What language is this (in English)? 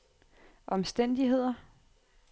Danish